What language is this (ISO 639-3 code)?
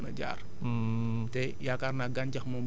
wol